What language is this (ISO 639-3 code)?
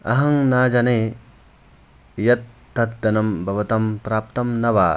san